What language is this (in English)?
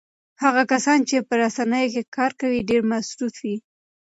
Pashto